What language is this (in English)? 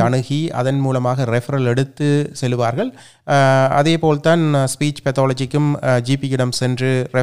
Tamil